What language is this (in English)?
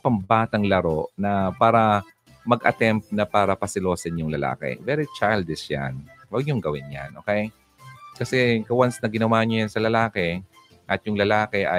Filipino